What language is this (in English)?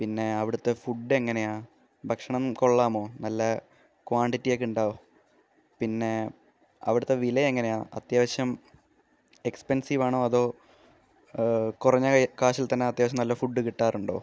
Malayalam